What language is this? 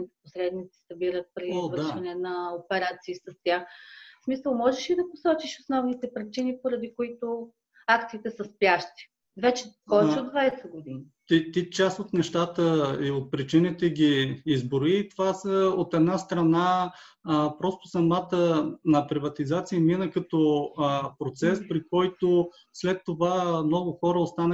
Bulgarian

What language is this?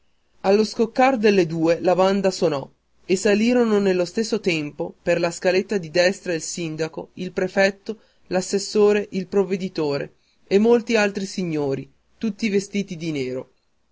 Italian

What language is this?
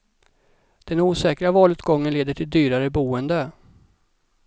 Swedish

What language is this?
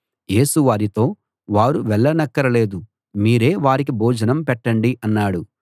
Telugu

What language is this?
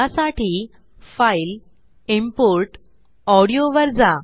Marathi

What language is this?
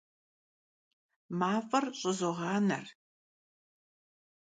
Kabardian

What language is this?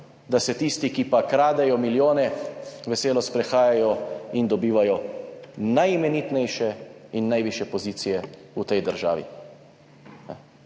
Slovenian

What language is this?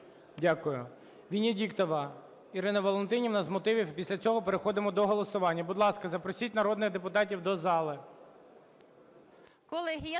Ukrainian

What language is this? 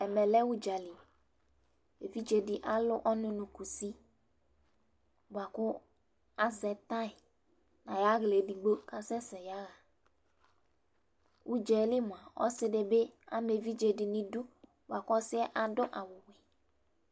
Ikposo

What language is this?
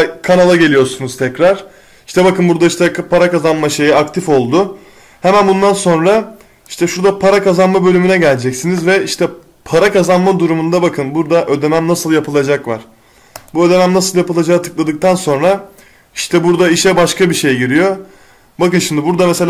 Turkish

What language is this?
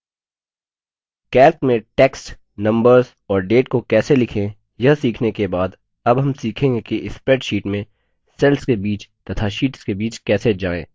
Hindi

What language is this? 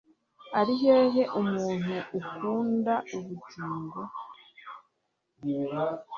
Kinyarwanda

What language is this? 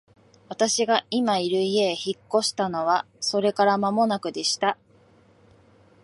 Japanese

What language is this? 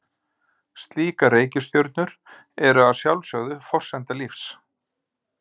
Icelandic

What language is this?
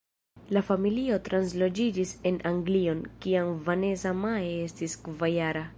Esperanto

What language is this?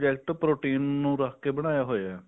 Punjabi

